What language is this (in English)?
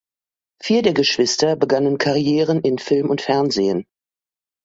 German